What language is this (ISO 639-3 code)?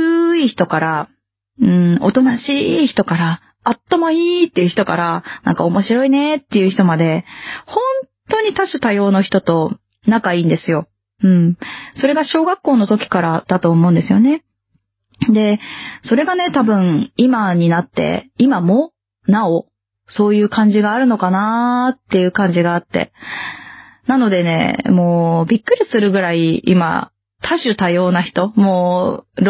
jpn